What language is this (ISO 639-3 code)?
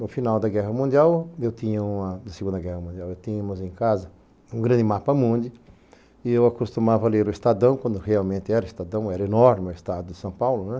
por